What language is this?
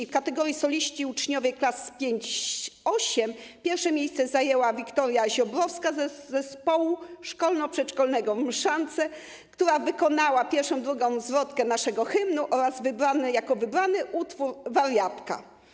Polish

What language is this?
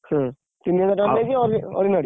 Odia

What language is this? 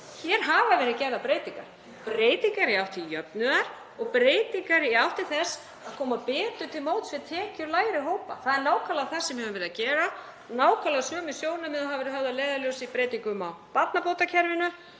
Icelandic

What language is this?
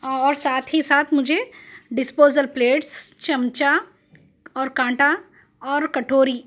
Urdu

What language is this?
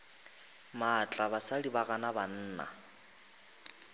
Northern Sotho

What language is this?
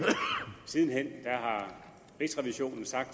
Danish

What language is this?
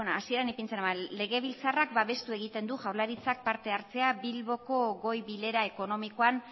Basque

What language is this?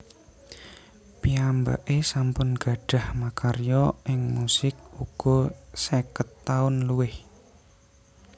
Javanese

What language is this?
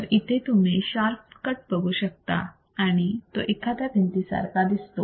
Marathi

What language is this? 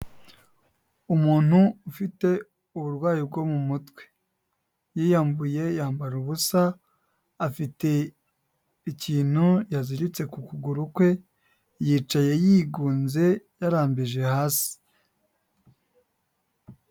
Kinyarwanda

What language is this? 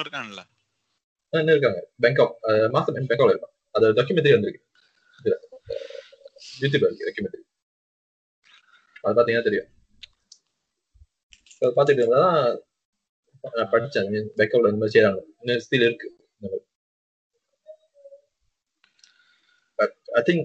Tamil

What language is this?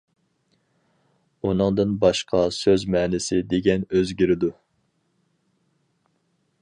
Uyghur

